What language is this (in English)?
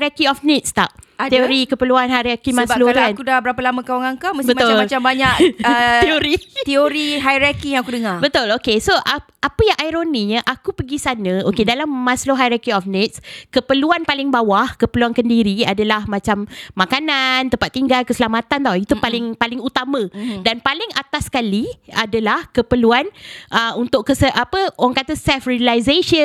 Malay